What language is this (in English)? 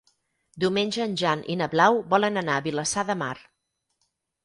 Catalan